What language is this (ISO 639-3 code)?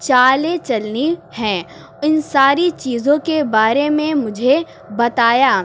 urd